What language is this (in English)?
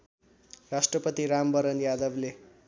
Nepali